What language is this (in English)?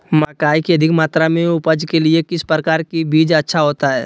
Magahi